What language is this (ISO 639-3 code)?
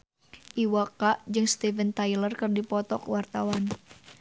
sun